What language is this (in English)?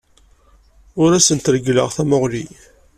Kabyle